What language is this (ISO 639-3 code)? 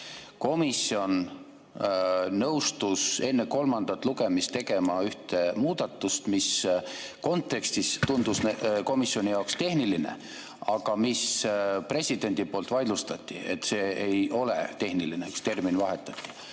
est